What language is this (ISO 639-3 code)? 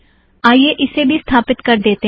hin